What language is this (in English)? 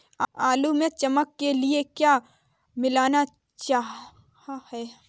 Hindi